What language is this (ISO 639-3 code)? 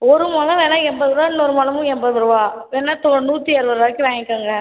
tam